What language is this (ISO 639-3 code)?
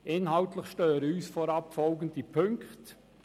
gsw